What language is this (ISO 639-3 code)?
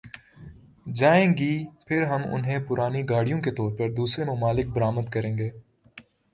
urd